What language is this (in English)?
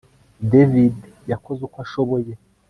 Kinyarwanda